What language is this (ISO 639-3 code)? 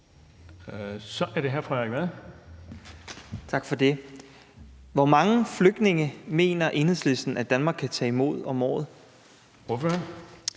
dan